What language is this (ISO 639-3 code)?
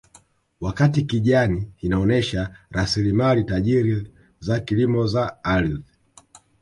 swa